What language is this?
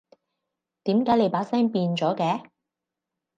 Cantonese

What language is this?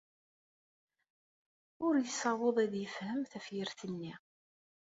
Kabyle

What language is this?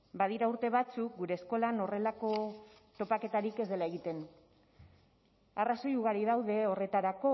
Basque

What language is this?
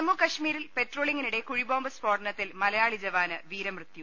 Malayalam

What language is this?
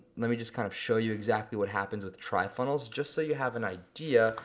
English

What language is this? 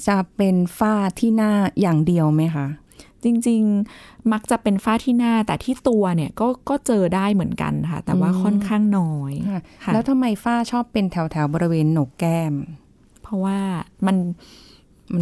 Thai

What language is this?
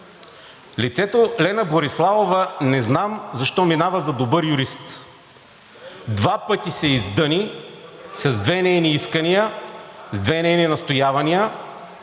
Bulgarian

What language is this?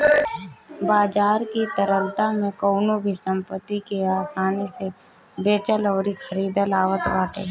Bhojpuri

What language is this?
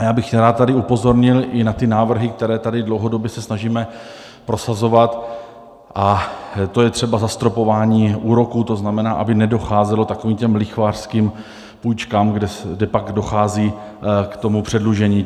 Czech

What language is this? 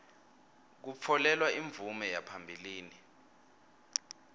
Swati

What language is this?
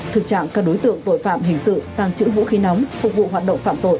Vietnamese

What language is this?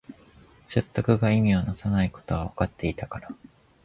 Japanese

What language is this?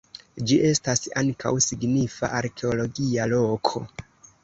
Esperanto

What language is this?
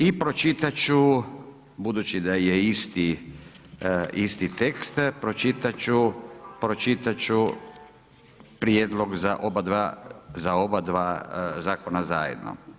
Croatian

